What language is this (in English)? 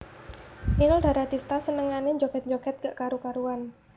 Javanese